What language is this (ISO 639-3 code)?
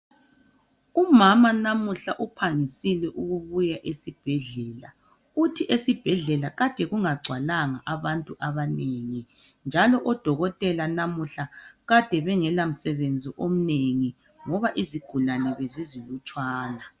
nde